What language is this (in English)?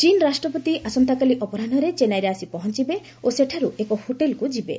Odia